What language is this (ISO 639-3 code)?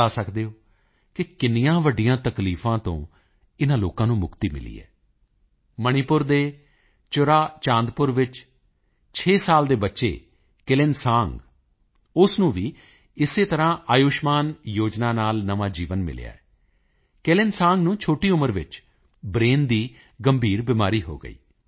pan